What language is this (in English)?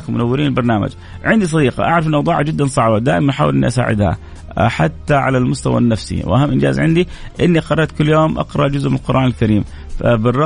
Arabic